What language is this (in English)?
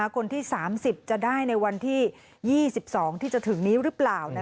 Thai